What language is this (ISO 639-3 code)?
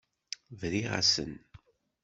kab